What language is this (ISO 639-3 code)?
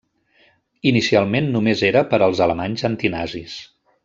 cat